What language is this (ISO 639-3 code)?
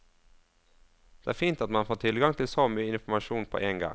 nor